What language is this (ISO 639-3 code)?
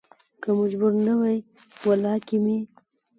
pus